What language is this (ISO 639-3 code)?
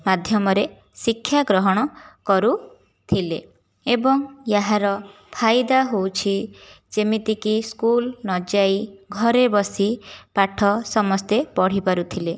ori